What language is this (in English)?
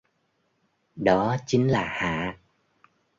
Vietnamese